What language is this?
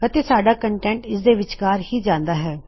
Punjabi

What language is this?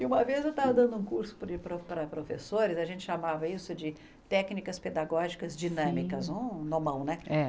Portuguese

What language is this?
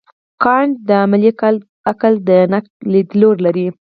Pashto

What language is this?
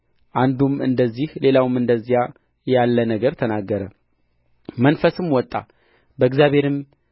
Amharic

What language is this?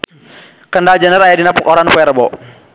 Sundanese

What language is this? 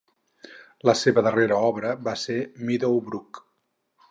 Catalan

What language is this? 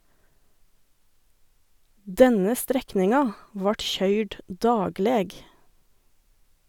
Norwegian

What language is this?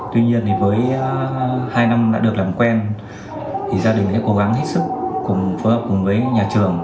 Vietnamese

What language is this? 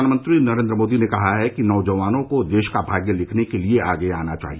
Hindi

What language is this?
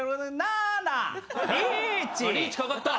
Japanese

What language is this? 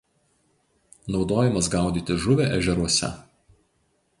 Lithuanian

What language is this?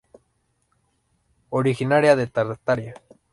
Spanish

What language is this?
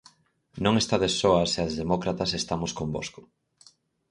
Galician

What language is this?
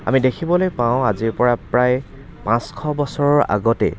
Assamese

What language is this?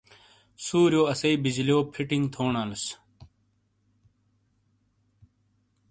Shina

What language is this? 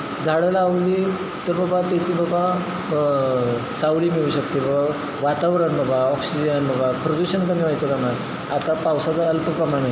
Marathi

